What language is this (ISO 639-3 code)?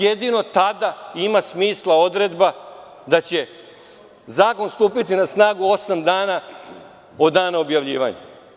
srp